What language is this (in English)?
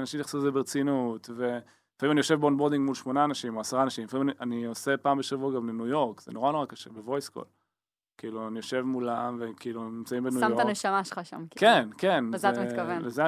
Hebrew